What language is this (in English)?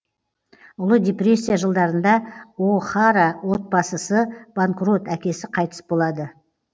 Kazakh